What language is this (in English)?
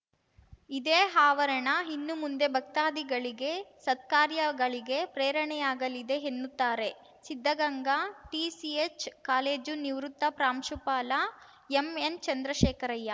Kannada